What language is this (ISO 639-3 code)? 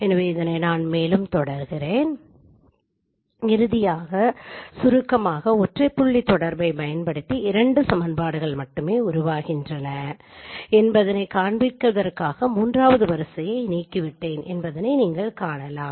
tam